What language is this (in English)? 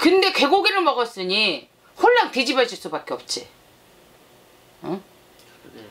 Korean